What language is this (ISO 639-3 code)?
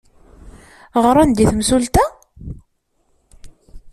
kab